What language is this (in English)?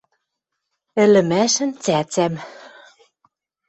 Western Mari